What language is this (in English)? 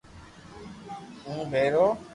Loarki